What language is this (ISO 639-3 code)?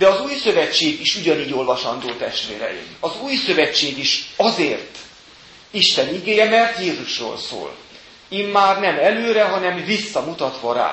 hun